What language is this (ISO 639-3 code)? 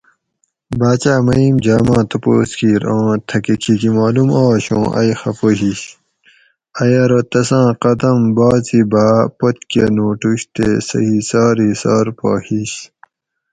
gwc